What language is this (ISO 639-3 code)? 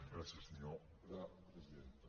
cat